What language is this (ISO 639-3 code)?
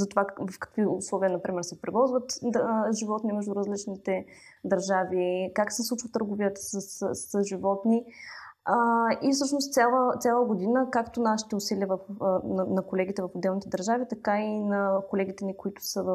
bul